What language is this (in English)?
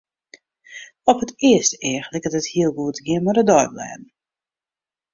Western Frisian